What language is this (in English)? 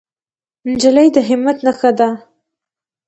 Pashto